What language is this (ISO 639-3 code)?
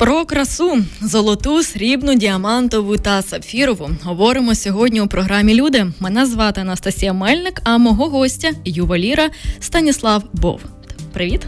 ukr